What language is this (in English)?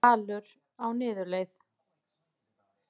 Icelandic